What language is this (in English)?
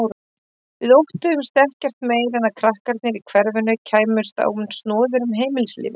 Icelandic